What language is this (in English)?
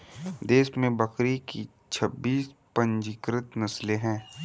Hindi